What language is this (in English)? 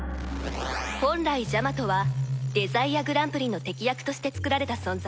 Japanese